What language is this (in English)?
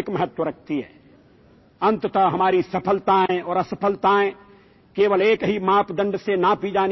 Punjabi